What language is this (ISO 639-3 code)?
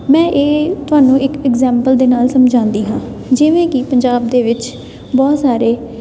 pan